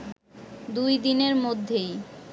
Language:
Bangla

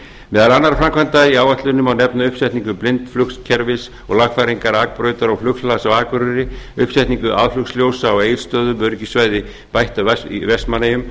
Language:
Icelandic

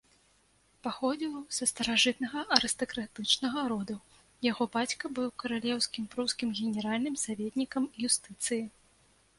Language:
Belarusian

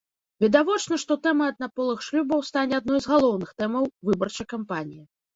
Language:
Belarusian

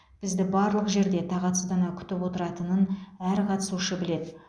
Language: Kazakh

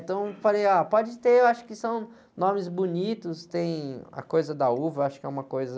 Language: Portuguese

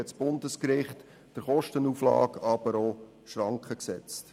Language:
Swiss German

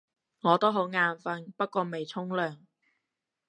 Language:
Cantonese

